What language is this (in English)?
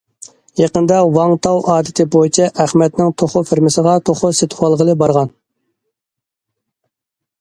Uyghur